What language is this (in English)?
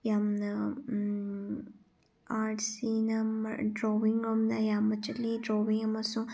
Manipuri